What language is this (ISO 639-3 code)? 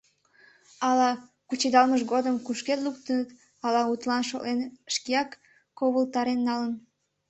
chm